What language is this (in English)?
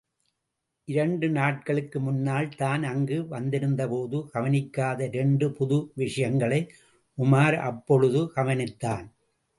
Tamil